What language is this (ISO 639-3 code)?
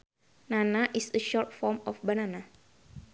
sun